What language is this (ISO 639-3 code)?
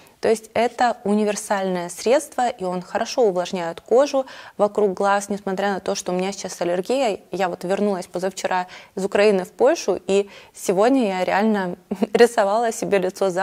rus